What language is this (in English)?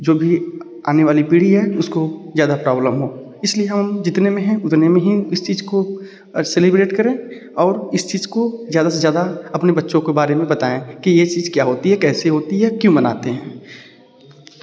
Hindi